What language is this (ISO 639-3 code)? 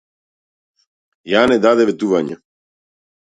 mkd